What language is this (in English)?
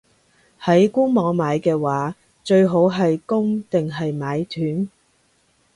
Cantonese